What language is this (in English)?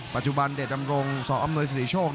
Thai